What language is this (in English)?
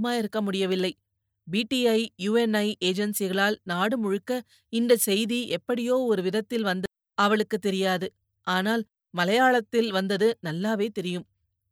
Tamil